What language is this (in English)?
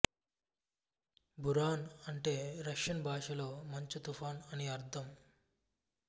Telugu